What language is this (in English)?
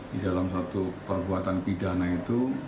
Indonesian